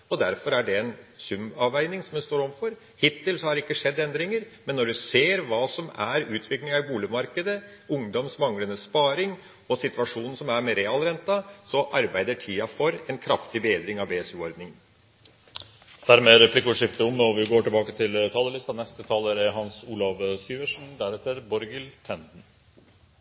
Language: Norwegian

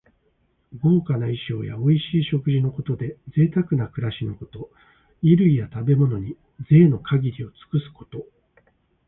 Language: Japanese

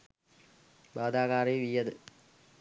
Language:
Sinhala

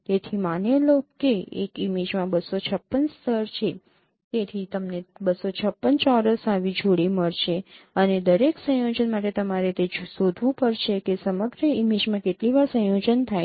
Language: Gujarati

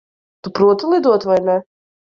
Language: Latvian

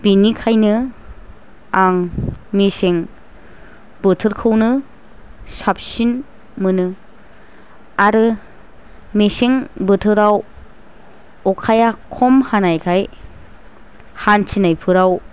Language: Bodo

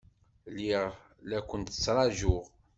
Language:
Kabyle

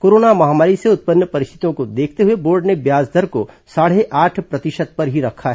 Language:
Hindi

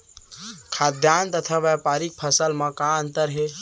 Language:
Chhattisgarhi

